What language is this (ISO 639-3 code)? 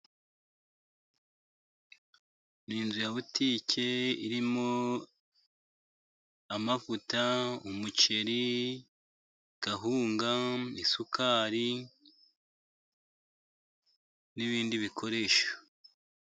kin